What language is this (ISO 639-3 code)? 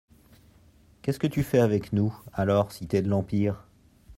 fra